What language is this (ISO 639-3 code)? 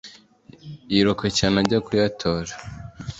kin